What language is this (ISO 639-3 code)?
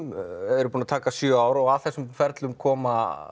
isl